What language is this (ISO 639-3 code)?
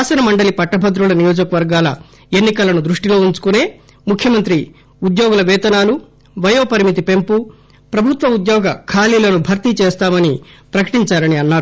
tel